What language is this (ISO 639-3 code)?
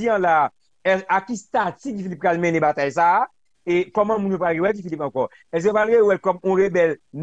fra